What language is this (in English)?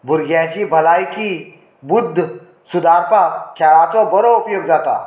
Konkani